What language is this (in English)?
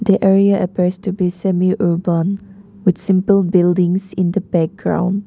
English